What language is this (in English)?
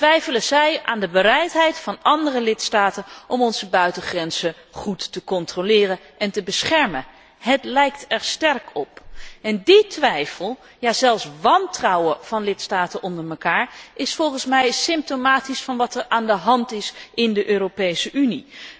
Dutch